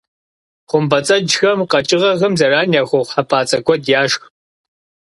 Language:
Kabardian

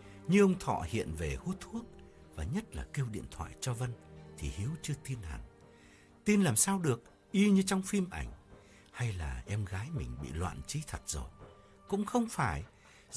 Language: Vietnamese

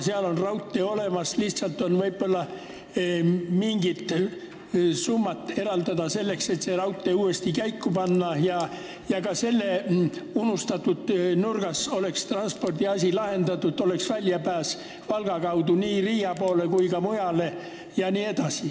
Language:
Estonian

